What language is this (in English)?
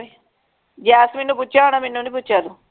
Punjabi